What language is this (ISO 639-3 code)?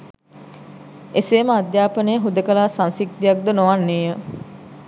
sin